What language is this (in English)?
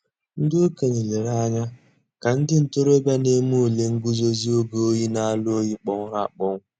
Igbo